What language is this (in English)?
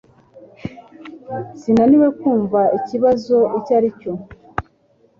Kinyarwanda